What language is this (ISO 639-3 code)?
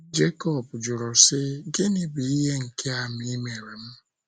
ibo